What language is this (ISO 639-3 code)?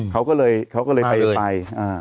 tha